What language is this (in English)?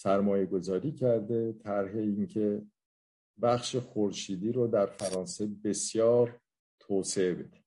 Persian